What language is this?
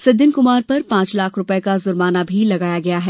Hindi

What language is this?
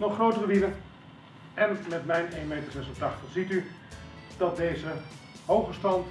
Dutch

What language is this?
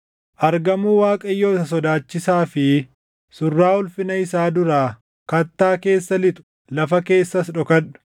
Oromo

